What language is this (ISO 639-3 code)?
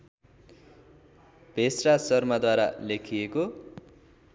nep